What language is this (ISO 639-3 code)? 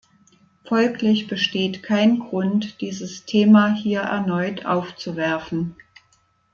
deu